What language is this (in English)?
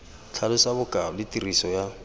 Tswana